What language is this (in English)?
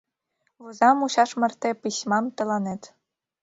Mari